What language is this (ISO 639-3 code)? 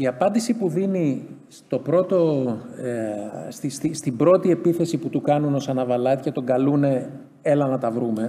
ell